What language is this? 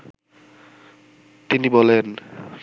Bangla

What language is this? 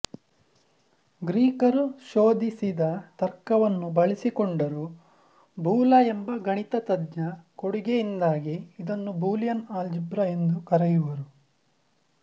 Kannada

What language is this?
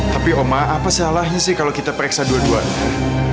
Indonesian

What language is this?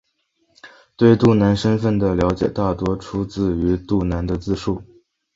Chinese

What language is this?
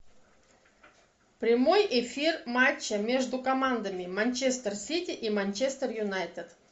Russian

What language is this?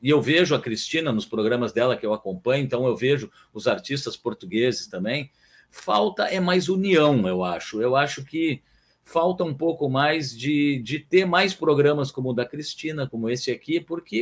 Portuguese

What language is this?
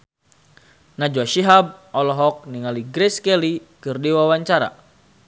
Sundanese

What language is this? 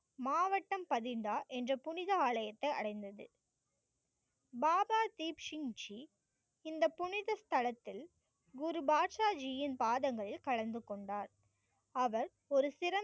Tamil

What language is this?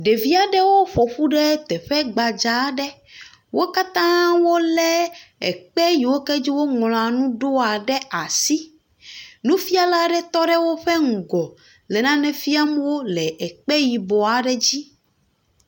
Ewe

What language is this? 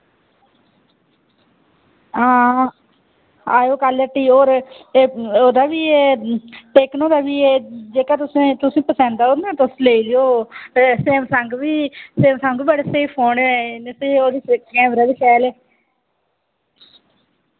Dogri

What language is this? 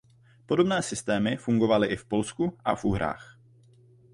Czech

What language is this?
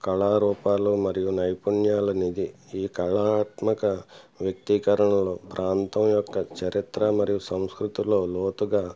Telugu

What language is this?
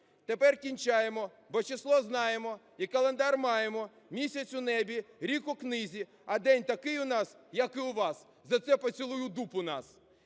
Ukrainian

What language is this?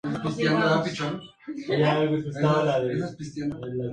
Spanish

